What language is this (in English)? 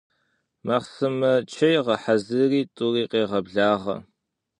Kabardian